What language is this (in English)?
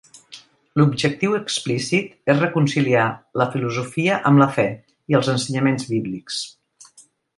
Catalan